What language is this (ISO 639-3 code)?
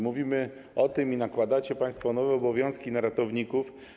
pol